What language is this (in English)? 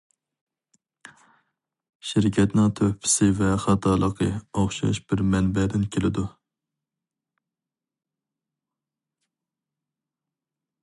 Uyghur